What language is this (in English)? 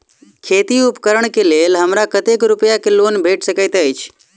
Maithili